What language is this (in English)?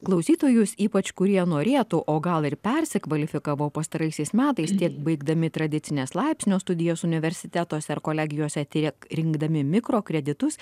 Lithuanian